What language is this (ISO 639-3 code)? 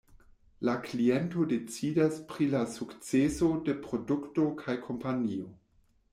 epo